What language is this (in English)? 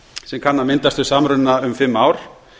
Icelandic